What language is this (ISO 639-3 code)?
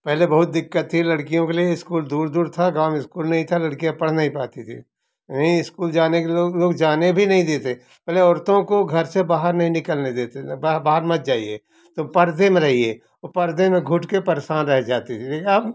hin